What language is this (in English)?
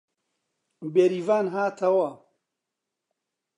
Central Kurdish